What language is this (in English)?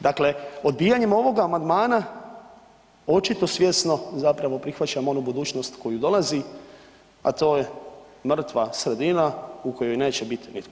Croatian